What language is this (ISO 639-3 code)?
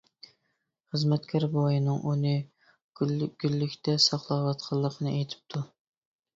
uig